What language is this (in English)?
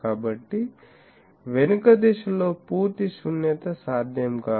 Telugu